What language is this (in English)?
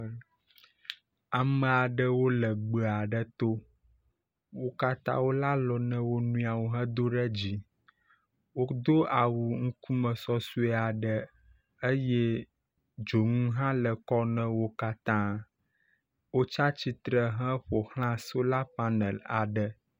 Ewe